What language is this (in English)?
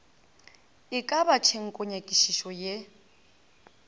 Northern Sotho